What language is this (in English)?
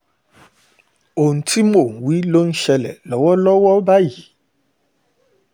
Yoruba